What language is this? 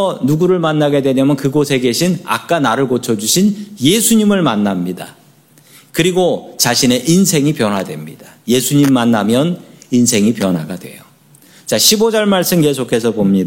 Korean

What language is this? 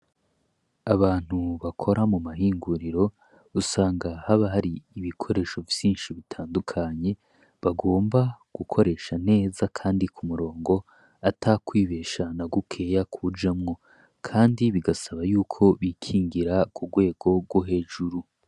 Rundi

